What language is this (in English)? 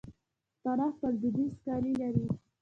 Pashto